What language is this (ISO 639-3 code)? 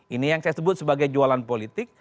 ind